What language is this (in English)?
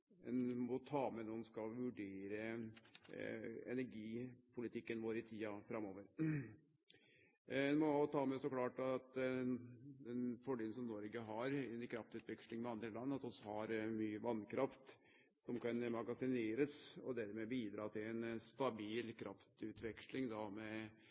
Norwegian Nynorsk